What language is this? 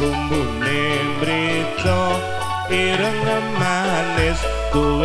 Indonesian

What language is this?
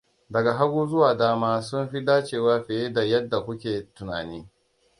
Hausa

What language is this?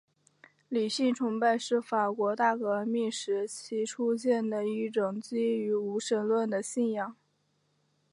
Chinese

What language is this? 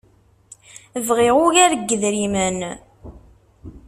Kabyle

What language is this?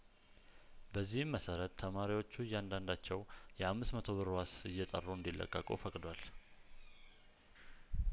Amharic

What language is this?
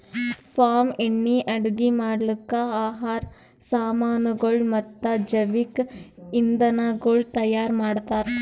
Kannada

